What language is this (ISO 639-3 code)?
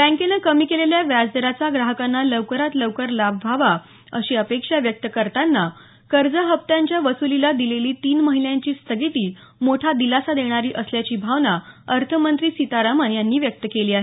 mar